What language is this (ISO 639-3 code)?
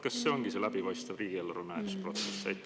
est